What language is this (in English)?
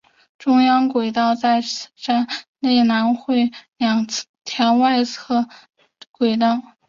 Chinese